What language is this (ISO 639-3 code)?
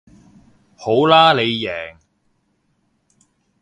yue